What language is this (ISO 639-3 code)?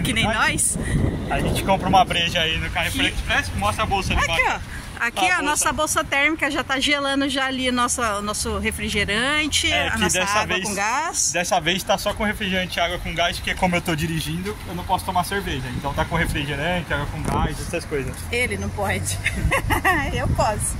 por